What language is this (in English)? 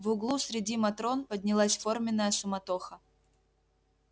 Russian